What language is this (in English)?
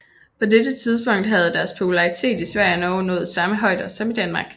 Danish